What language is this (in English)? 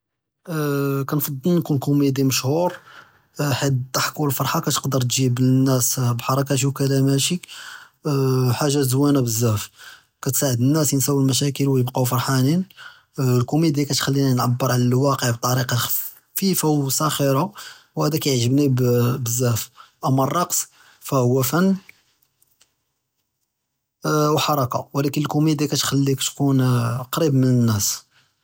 Judeo-Arabic